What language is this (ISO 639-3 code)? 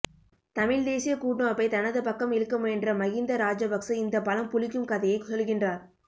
tam